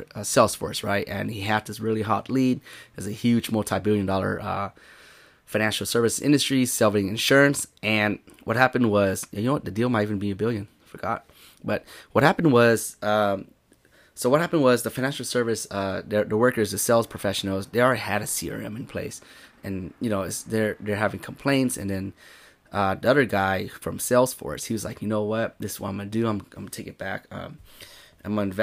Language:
English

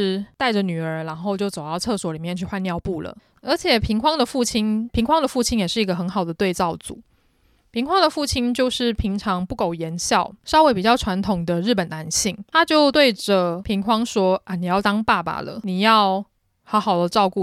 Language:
Chinese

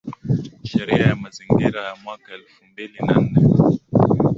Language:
Swahili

